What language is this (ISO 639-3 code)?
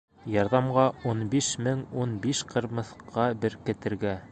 bak